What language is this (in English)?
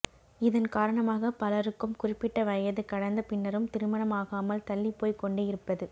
Tamil